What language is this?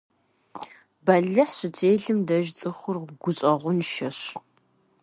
Kabardian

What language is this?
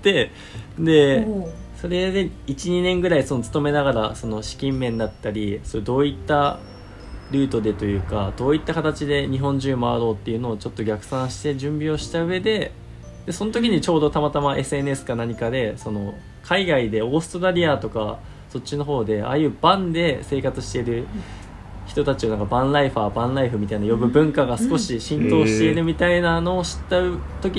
Japanese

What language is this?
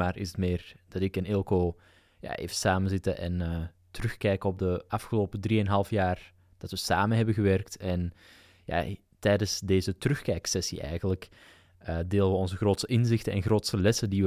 Dutch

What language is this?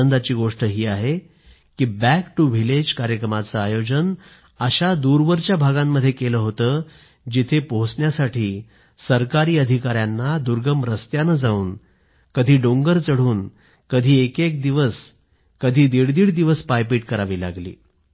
Marathi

